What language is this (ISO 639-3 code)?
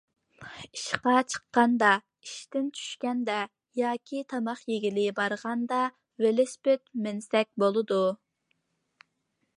uig